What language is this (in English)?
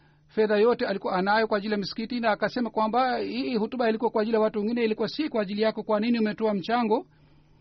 Swahili